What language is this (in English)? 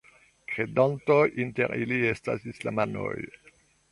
Esperanto